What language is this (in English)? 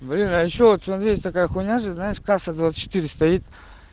Russian